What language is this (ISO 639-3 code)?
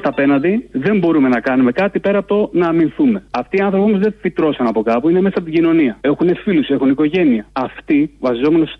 ell